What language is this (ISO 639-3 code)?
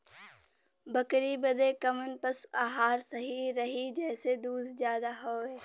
bho